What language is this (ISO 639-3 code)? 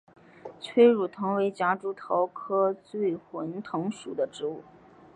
zho